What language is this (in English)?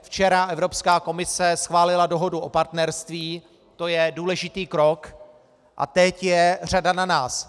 Czech